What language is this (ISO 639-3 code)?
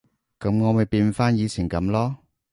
yue